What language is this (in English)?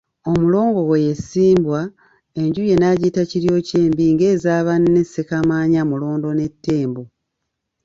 Ganda